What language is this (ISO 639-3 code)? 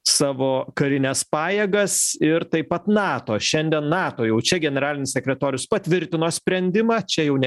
lit